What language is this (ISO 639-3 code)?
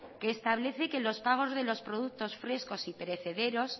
spa